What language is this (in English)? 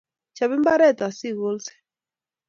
Kalenjin